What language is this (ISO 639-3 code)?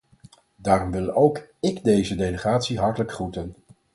nld